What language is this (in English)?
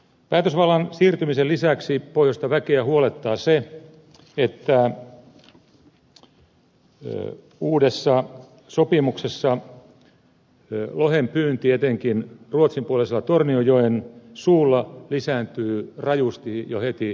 Finnish